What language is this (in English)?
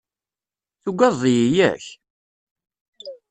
Kabyle